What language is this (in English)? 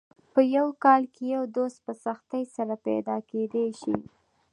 Pashto